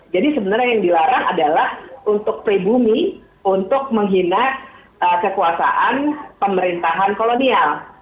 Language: Indonesian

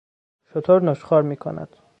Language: Persian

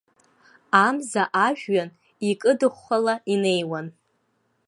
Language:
Abkhazian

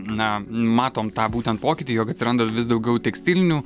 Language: Lithuanian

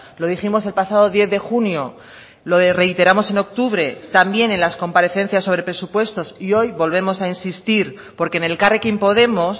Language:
Spanish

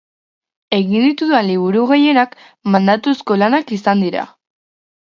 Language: Basque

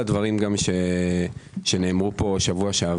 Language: Hebrew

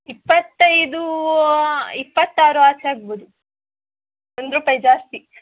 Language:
Kannada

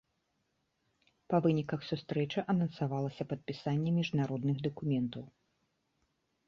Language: Belarusian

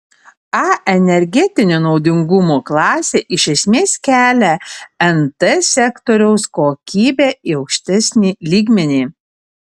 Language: Lithuanian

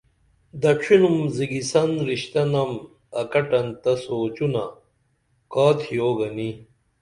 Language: Dameli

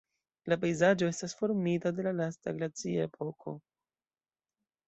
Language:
Esperanto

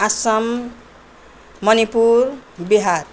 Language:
Nepali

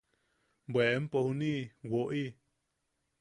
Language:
Yaqui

